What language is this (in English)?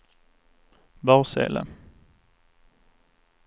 Swedish